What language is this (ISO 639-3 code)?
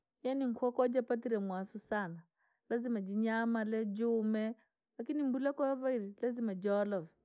lag